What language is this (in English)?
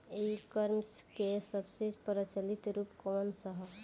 Bhojpuri